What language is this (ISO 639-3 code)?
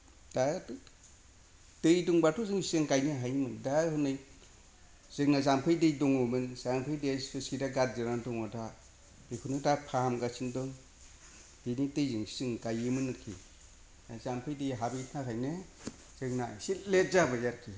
brx